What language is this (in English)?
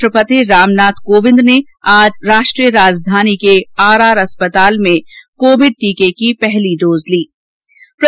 Hindi